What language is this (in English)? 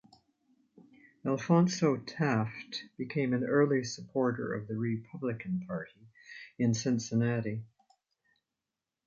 English